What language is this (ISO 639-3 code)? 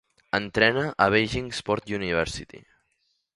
cat